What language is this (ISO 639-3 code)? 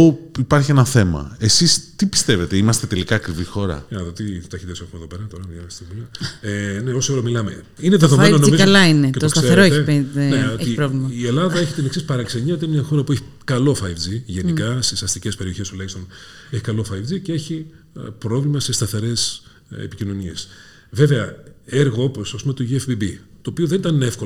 ell